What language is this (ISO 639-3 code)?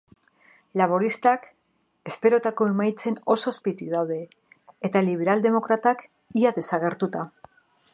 eus